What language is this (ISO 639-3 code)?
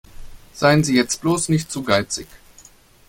deu